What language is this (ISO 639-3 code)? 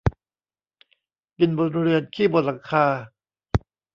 tha